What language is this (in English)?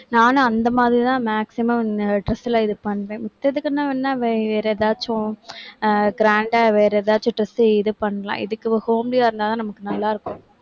Tamil